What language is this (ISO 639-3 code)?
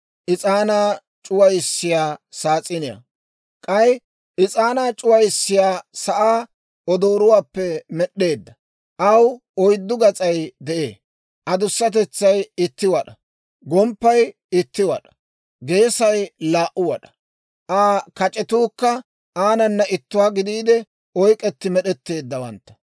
dwr